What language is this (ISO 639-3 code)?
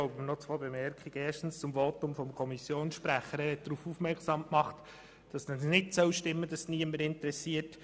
gsw